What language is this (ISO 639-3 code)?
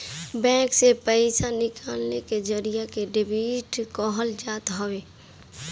bho